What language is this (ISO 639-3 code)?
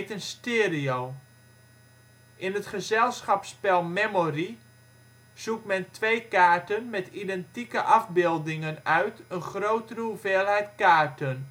nld